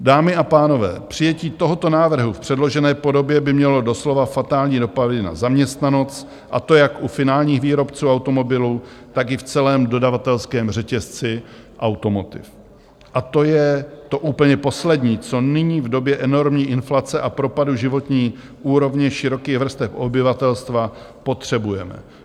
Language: Czech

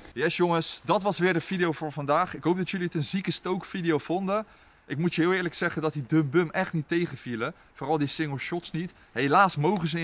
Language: Dutch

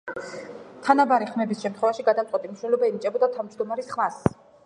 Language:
Georgian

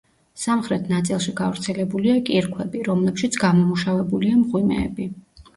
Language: Georgian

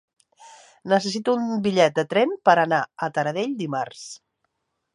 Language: Catalan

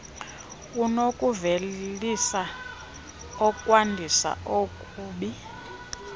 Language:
Xhosa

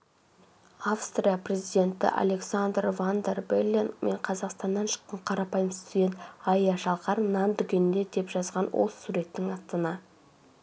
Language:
Kazakh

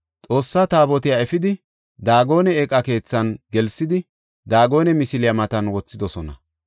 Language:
Gofa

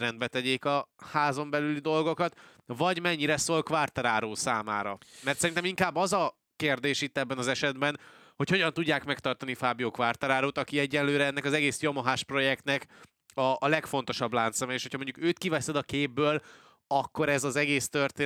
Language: Hungarian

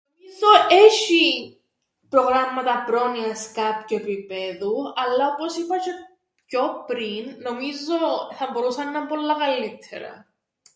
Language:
Greek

